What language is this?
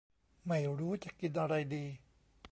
Thai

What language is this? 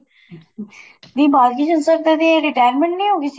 Punjabi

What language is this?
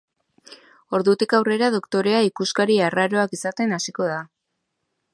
Basque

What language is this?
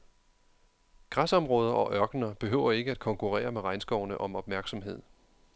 Danish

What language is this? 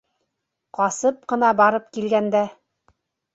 Bashkir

